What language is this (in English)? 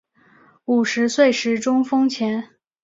Chinese